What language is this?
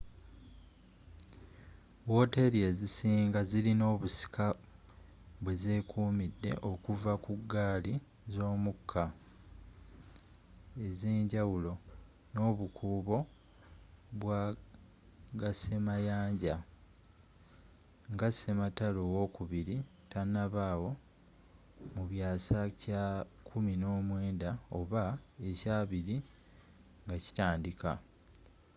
Ganda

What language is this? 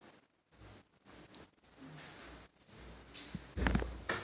Nyanja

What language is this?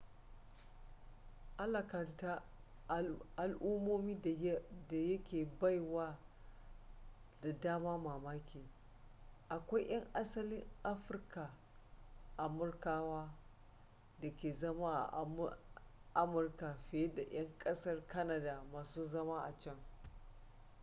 Hausa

